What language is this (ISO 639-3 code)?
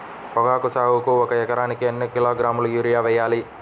tel